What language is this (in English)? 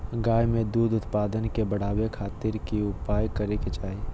Magahi